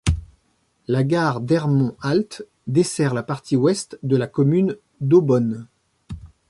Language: French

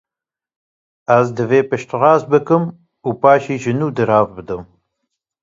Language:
Kurdish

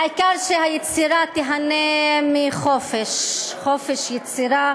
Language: Hebrew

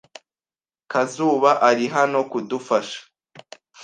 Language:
Kinyarwanda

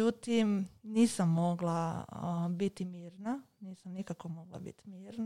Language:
Croatian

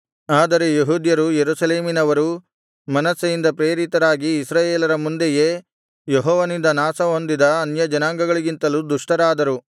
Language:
Kannada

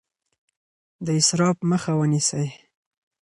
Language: Pashto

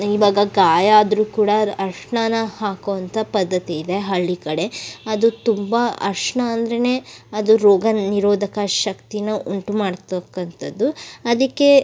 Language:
Kannada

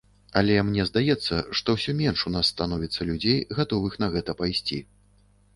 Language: Belarusian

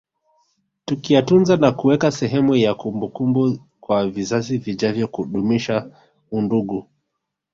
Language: Swahili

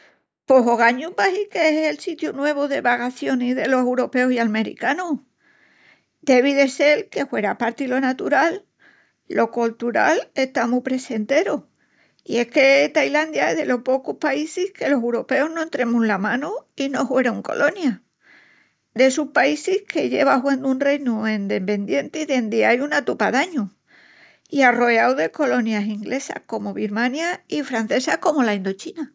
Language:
Extremaduran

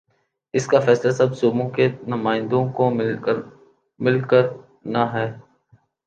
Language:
Urdu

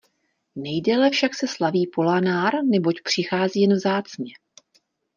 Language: Czech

